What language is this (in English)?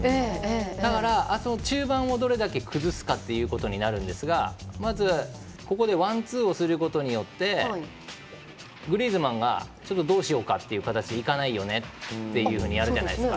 Japanese